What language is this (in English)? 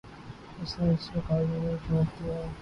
Urdu